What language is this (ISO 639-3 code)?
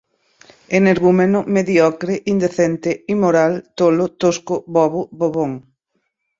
por